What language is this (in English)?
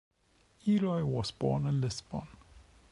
English